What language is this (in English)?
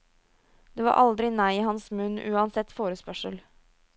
Norwegian